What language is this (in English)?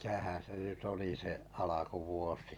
Finnish